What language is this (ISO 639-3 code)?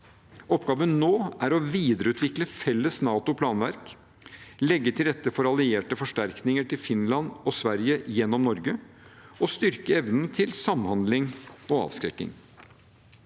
nor